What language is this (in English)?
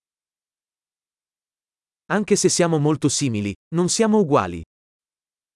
Italian